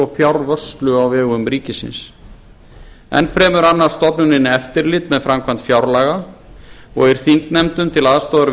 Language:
Icelandic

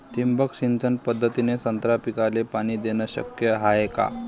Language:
Marathi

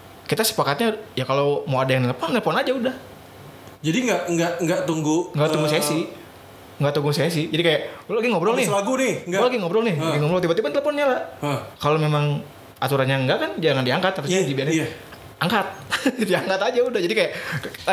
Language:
Indonesian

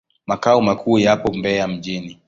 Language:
Swahili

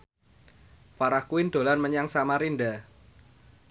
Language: Javanese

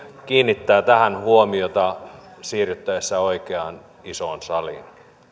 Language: Finnish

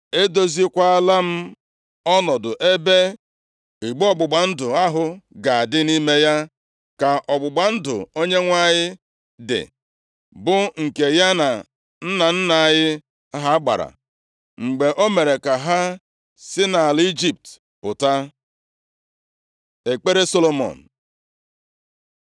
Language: Igbo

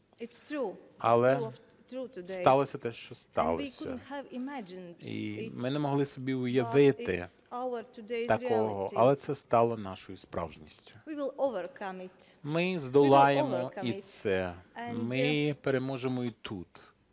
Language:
Ukrainian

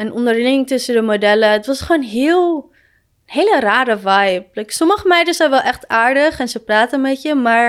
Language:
Dutch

